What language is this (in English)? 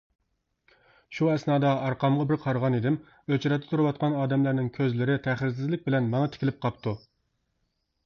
Uyghur